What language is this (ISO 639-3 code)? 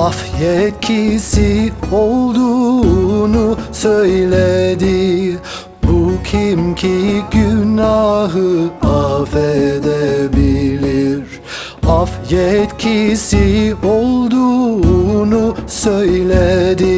tur